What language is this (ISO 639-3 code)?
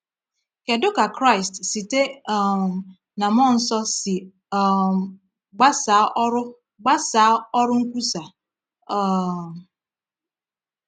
ibo